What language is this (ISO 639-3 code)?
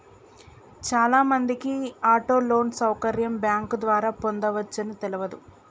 tel